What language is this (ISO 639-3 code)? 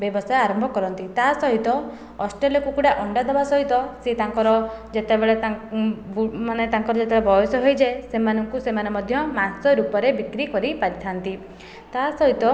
ori